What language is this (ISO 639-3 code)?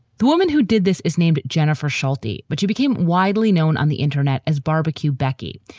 eng